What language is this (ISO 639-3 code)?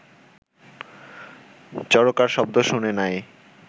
ben